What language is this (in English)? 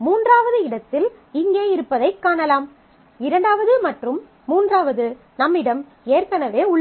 Tamil